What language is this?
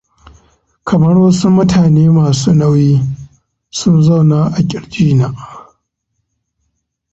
Hausa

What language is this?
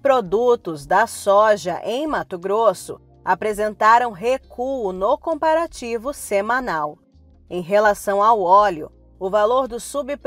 Portuguese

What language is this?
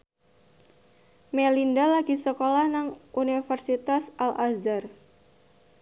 Javanese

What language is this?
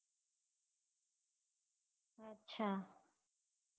Gujarati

